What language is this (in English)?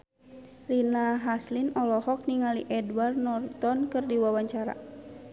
Sundanese